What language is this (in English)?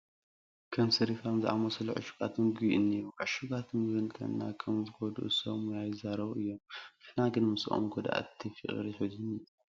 Tigrinya